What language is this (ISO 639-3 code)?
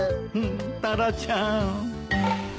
jpn